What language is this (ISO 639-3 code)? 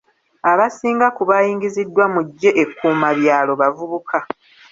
lug